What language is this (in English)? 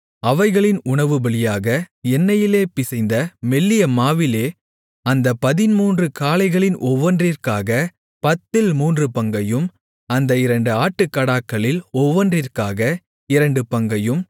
Tamil